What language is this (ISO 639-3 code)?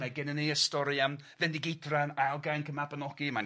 cym